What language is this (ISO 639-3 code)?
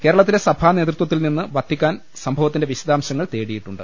mal